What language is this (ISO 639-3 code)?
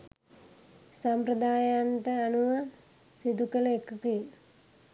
sin